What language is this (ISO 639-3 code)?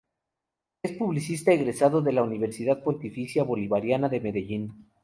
spa